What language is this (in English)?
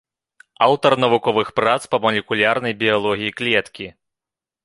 Belarusian